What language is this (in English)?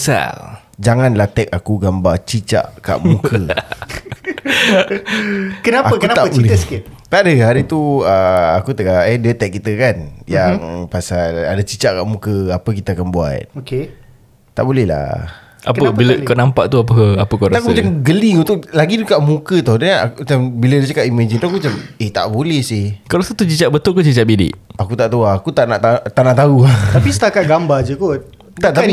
Malay